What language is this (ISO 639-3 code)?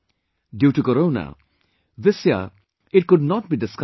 eng